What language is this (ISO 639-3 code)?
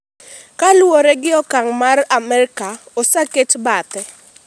luo